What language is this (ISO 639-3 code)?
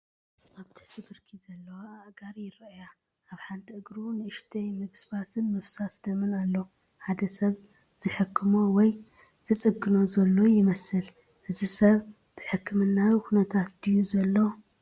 tir